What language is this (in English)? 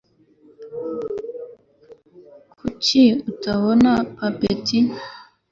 Kinyarwanda